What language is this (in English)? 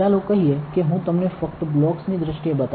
Gujarati